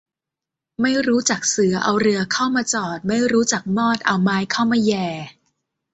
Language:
Thai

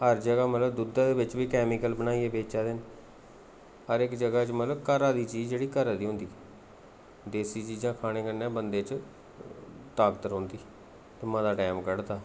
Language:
Dogri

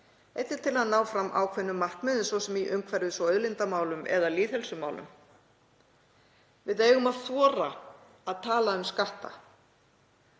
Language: Icelandic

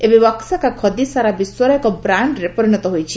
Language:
Odia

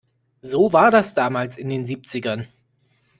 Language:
German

